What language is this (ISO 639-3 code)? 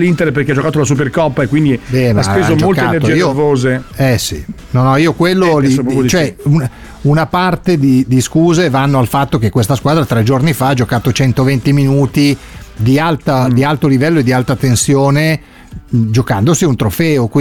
ita